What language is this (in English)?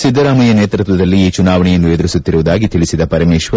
Kannada